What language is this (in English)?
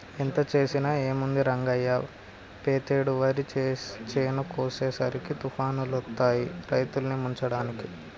Telugu